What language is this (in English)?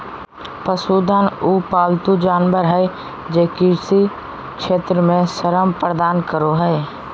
Magahi